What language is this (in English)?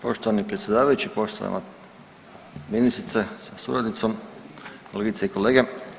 Croatian